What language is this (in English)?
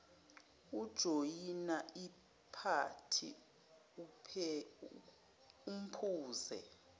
Zulu